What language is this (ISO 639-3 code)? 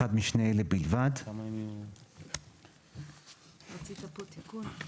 heb